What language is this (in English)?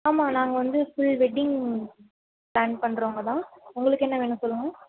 Tamil